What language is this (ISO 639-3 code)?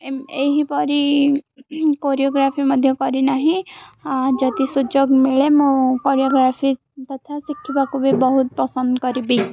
ori